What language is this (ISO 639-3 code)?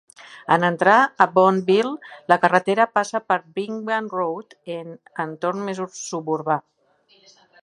cat